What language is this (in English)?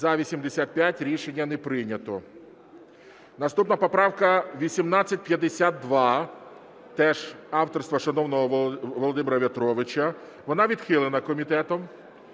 Ukrainian